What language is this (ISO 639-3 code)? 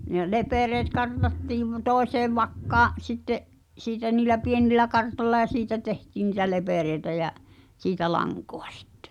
fin